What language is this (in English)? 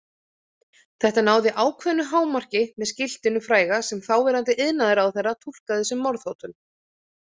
Icelandic